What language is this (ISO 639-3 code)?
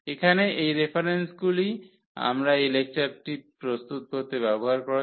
ben